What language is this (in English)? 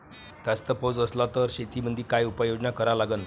Marathi